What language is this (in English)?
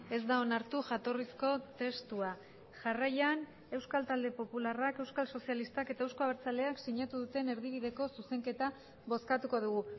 Basque